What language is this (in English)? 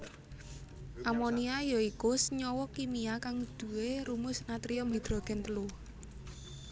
Javanese